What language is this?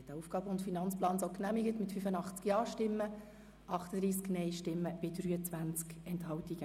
Swiss German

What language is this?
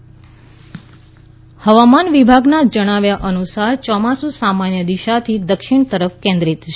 Gujarati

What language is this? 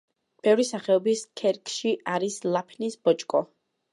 Georgian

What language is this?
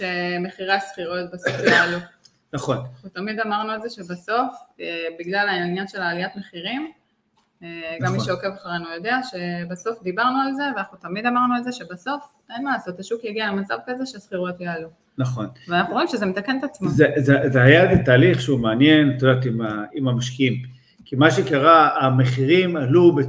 Hebrew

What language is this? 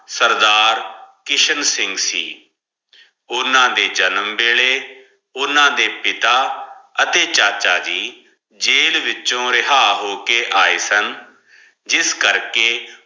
Punjabi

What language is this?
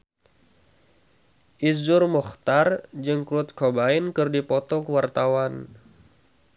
Sundanese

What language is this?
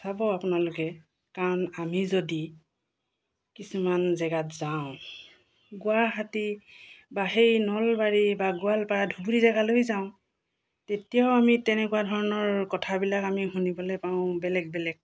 Assamese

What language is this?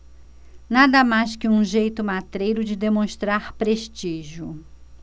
Portuguese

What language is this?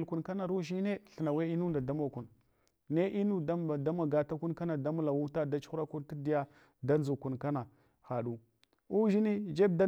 Hwana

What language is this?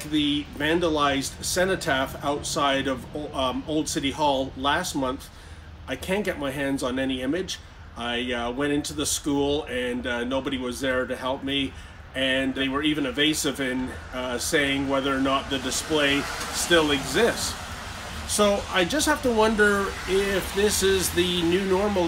English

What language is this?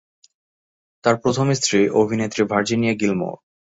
Bangla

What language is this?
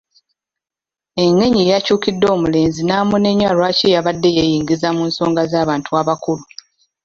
Ganda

